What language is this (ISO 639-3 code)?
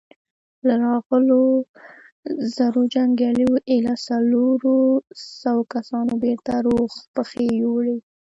pus